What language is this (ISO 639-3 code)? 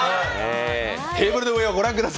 jpn